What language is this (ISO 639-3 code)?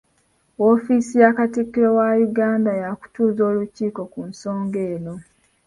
lug